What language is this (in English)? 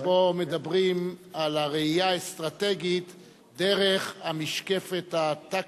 Hebrew